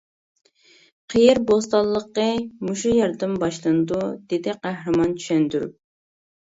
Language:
Uyghur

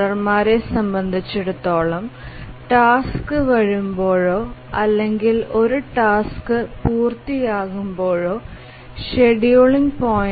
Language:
Malayalam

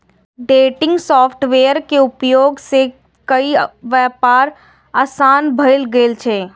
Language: Maithili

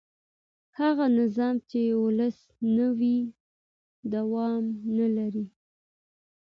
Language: Pashto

